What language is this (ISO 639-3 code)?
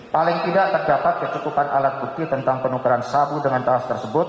ind